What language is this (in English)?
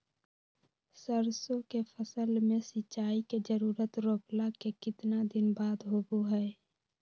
Magahi